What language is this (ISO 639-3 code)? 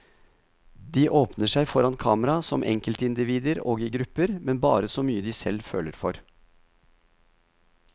nor